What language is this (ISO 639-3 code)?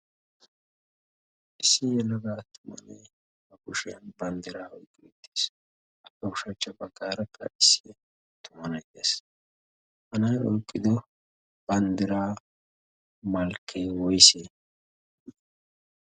wal